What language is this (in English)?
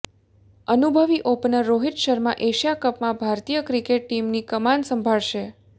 Gujarati